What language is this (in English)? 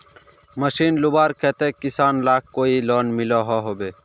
Magahi